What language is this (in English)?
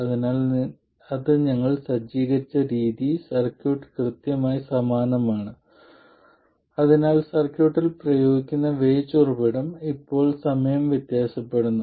Malayalam